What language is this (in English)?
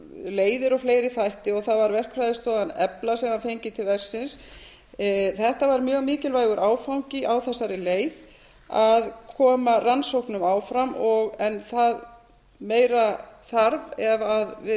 Icelandic